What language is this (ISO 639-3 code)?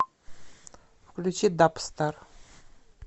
rus